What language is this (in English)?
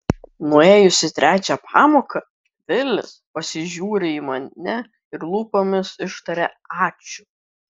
Lithuanian